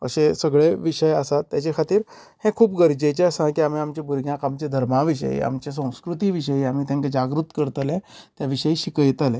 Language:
Konkani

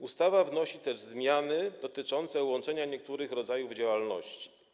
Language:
Polish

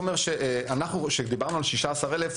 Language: Hebrew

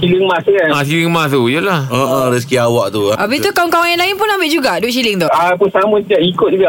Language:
Malay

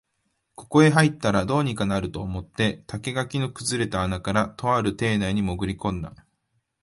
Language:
Japanese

